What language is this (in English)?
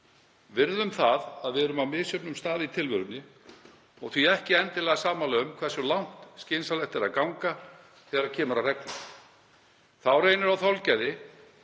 Icelandic